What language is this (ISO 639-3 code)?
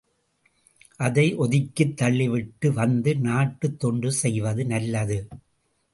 tam